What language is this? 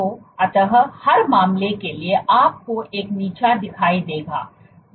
Hindi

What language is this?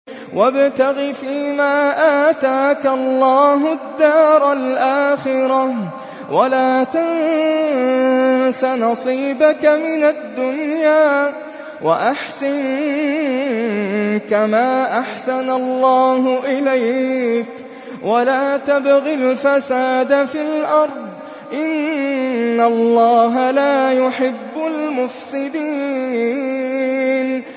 Arabic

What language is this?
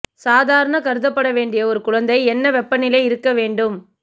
Tamil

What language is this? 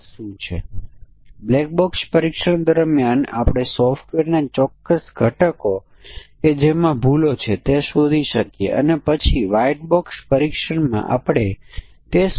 Gujarati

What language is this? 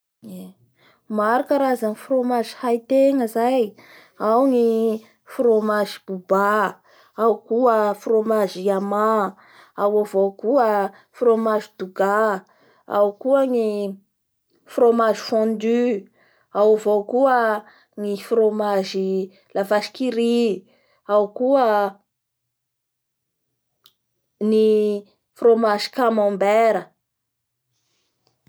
Bara Malagasy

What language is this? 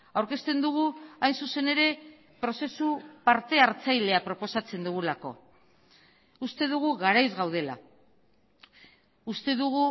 Basque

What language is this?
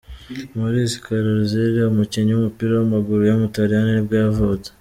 Kinyarwanda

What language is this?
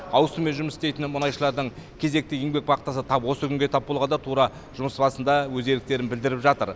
Kazakh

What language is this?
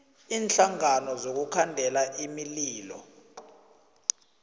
South Ndebele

